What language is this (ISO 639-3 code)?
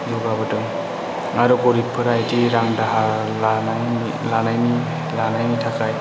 brx